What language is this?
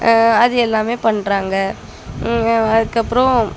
Tamil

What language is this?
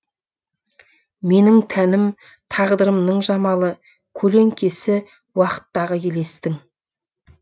Kazakh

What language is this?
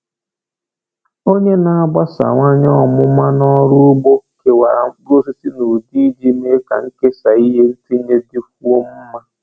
Igbo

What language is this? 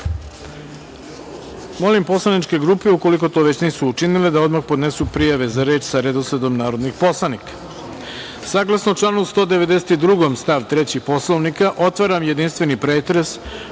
Serbian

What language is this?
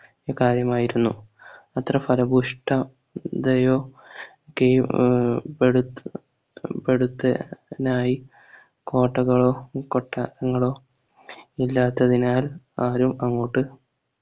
Malayalam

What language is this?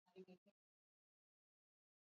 Swahili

